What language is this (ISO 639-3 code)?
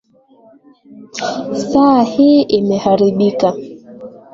swa